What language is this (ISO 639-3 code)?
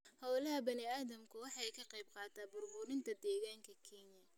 som